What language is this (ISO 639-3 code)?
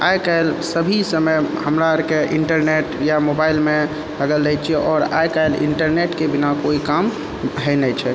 mai